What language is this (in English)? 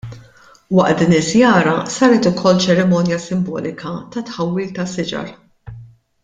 Maltese